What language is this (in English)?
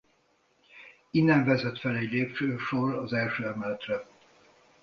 Hungarian